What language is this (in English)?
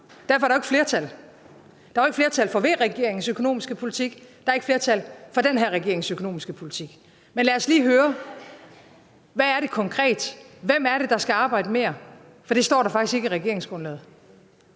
Danish